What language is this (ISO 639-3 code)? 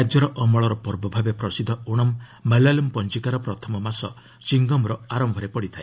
ori